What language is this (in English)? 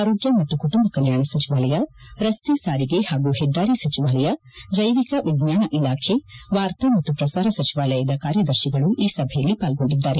Kannada